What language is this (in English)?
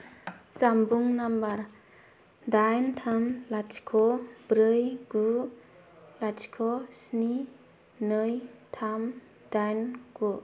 Bodo